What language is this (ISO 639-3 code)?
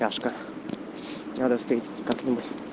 rus